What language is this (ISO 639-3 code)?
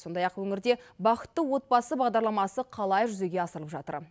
kaz